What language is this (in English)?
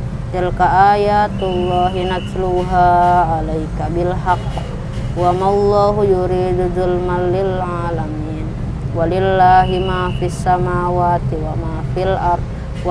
Indonesian